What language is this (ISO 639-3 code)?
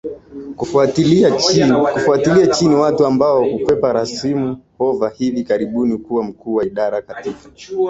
swa